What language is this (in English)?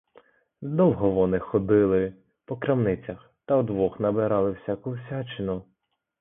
Ukrainian